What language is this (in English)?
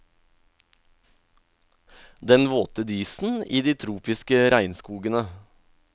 Norwegian